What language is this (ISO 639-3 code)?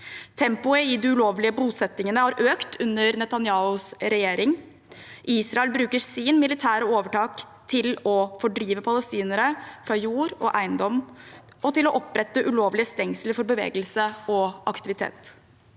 nor